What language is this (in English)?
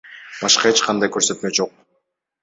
Kyrgyz